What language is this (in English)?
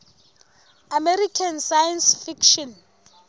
Southern Sotho